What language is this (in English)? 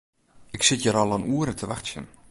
Western Frisian